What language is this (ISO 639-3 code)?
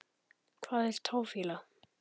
isl